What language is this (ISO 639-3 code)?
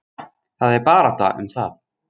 isl